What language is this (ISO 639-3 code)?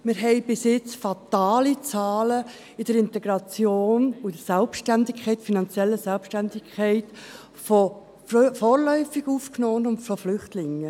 gsw